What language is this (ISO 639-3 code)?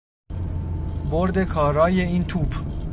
fas